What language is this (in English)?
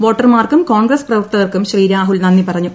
Malayalam